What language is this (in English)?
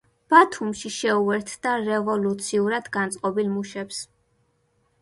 Georgian